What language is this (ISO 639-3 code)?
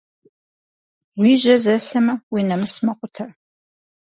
kbd